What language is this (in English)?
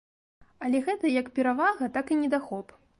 Belarusian